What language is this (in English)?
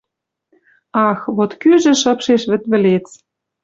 Western Mari